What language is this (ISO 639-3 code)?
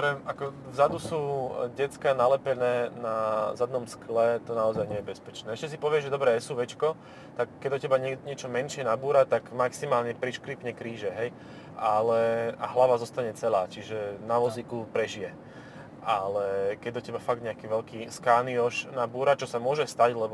slk